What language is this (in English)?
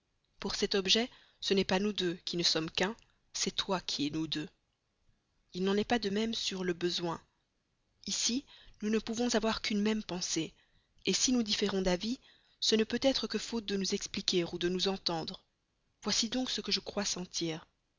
French